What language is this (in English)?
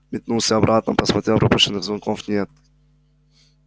Russian